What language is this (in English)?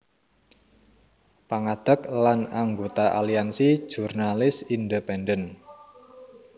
Javanese